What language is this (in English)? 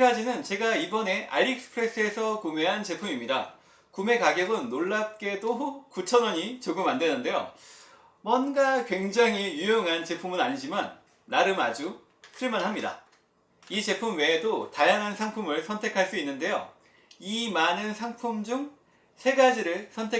Korean